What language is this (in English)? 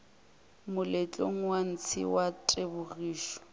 Northern Sotho